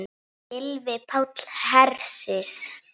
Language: Icelandic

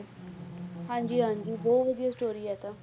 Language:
Punjabi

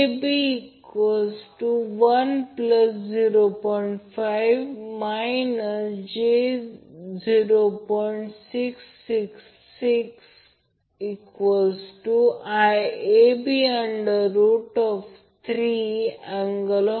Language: Marathi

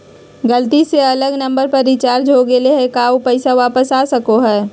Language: Magahi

